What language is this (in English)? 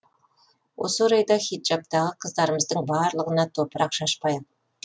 Kazakh